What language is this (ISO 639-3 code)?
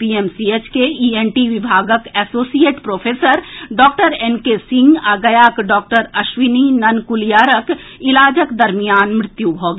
mai